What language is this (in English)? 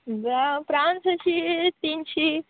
Konkani